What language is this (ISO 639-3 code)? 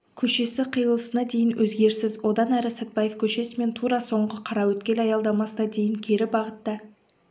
kaz